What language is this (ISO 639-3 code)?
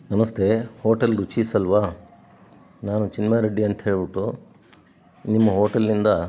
kan